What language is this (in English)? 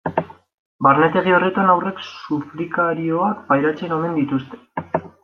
Basque